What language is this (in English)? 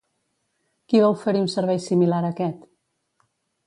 Catalan